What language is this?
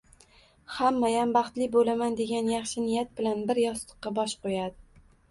Uzbek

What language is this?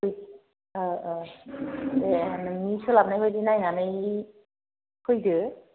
Bodo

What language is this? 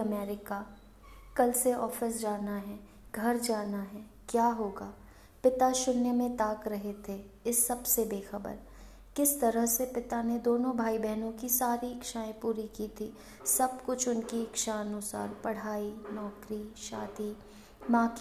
Hindi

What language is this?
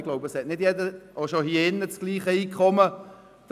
Swiss German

